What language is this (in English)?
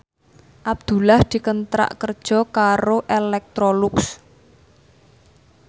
Javanese